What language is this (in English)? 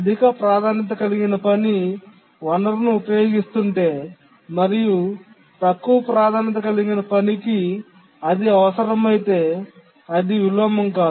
Telugu